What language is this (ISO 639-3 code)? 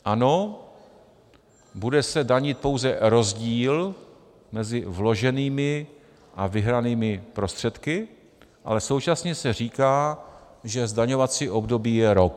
ces